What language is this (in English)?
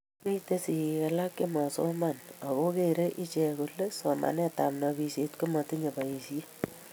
Kalenjin